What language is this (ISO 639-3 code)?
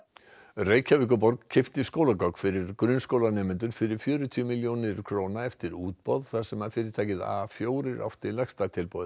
isl